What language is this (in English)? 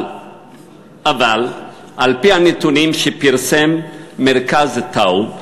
Hebrew